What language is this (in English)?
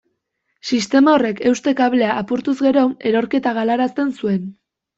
Basque